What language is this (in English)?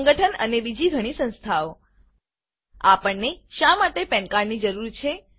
Gujarati